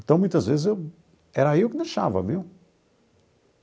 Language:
Portuguese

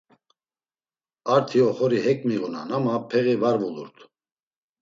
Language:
Laz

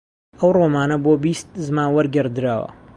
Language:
Central Kurdish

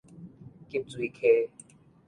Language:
Min Nan Chinese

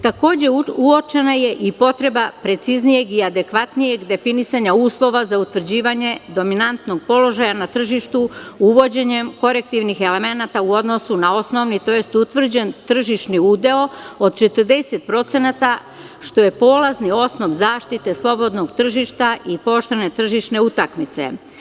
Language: Serbian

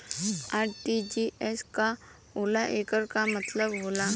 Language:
Bhojpuri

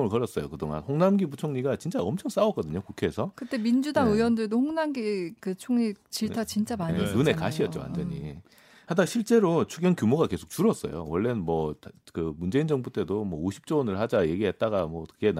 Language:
Korean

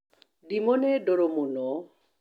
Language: Kikuyu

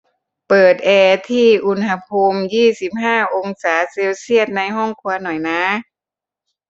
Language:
Thai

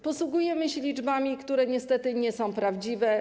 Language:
Polish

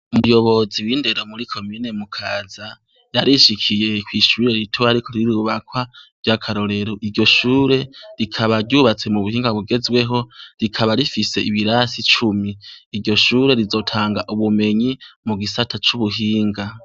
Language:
Rundi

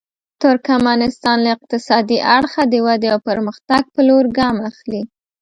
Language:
Pashto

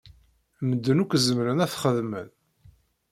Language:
Kabyle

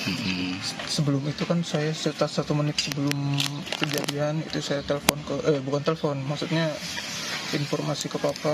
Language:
Indonesian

